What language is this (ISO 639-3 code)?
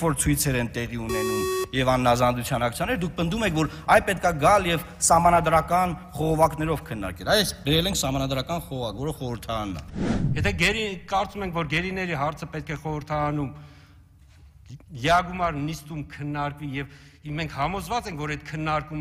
ron